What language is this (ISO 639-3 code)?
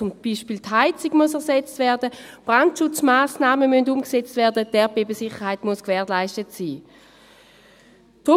gsw